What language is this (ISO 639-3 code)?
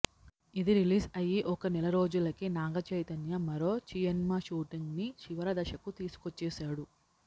tel